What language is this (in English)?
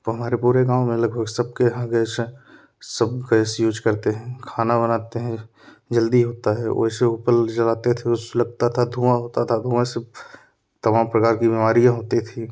Hindi